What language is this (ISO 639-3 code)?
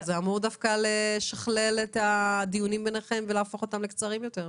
heb